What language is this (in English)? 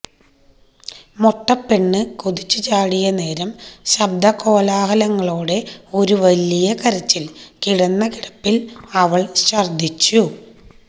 Malayalam